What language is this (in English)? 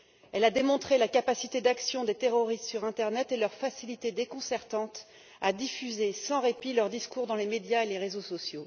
French